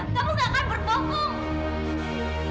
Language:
Indonesian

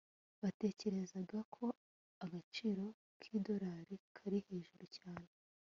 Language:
Kinyarwanda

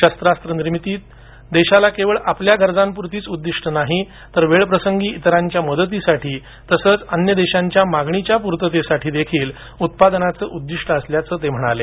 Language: Marathi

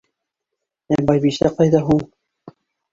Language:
Bashkir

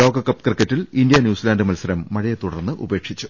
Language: Malayalam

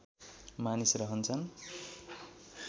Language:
Nepali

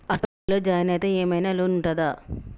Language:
Telugu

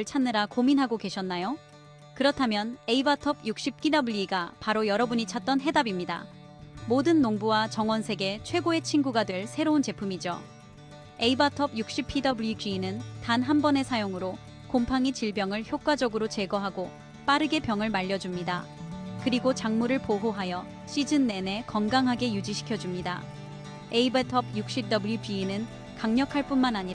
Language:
Korean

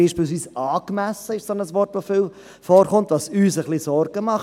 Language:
Swiss German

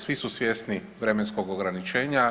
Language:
Croatian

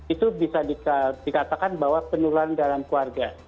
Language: Indonesian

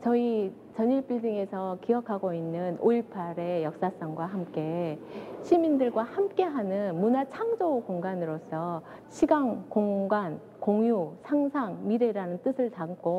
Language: Korean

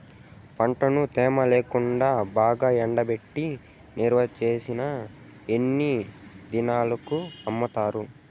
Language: Telugu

